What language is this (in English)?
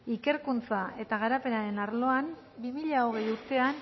Basque